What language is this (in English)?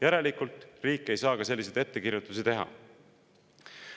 Estonian